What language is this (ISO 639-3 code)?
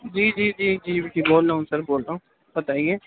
urd